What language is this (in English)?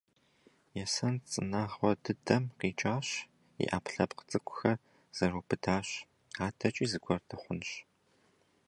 Kabardian